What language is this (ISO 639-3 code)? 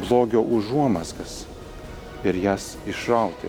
lit